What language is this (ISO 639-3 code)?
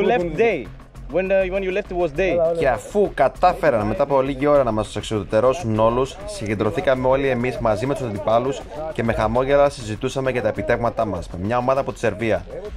ell